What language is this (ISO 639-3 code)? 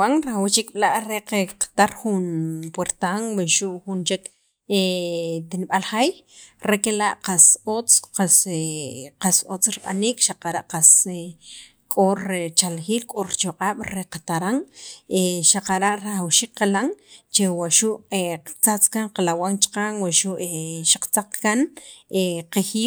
quv